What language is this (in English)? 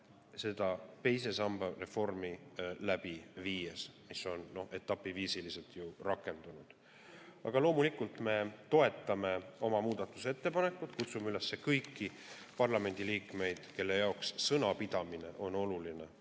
Estonian